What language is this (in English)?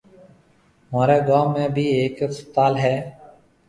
Marwari (Pakistan)